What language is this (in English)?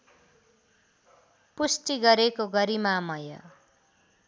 Nepali